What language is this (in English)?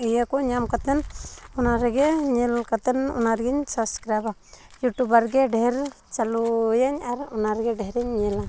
Santali